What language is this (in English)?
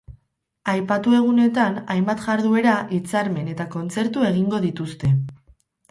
Basque